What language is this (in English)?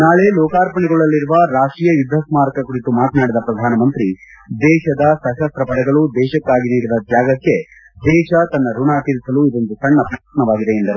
Kannada